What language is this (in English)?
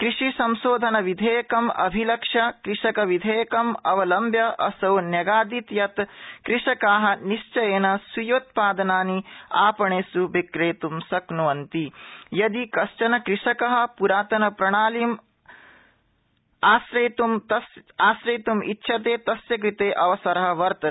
Sanskrit